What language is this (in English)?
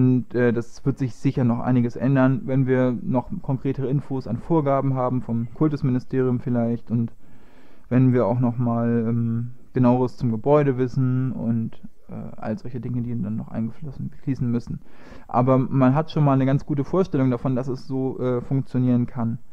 German